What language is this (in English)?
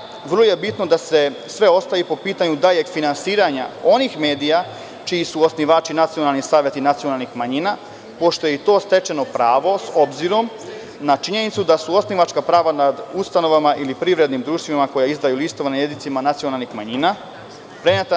Serbian